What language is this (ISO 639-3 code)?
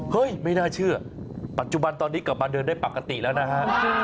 tha